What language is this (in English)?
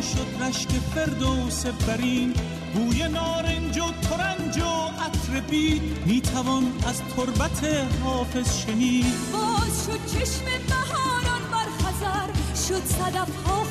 Persian